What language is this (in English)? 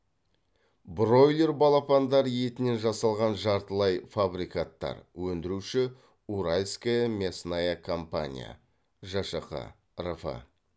Kazakh